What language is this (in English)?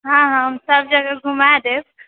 Maithili